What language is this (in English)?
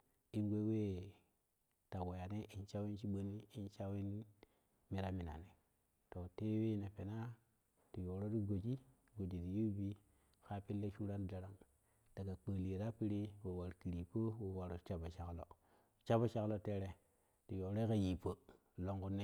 Kushi